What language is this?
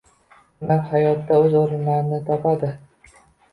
Uzbek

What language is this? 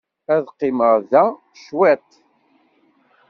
Kabyle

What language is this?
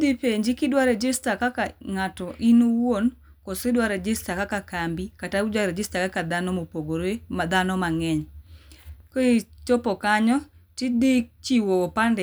Luo (Kenya and Tanzania)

